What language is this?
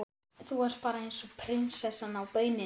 Icelandic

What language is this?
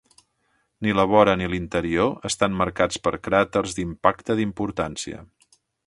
Catalan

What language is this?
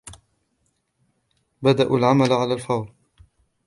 Arabic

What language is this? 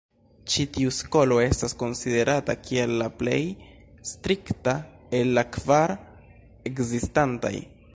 Esperanto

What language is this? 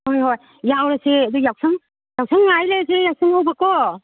Manipuri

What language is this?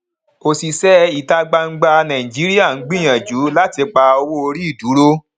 Yoruba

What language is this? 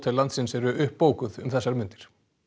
Icelandic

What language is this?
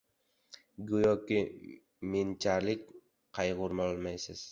Uzbek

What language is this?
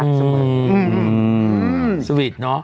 Thai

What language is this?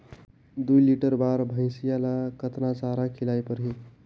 Chhattisgarhi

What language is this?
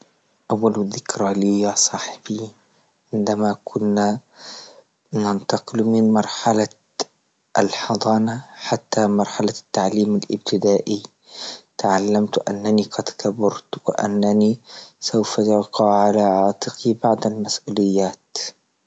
Libyan Arabic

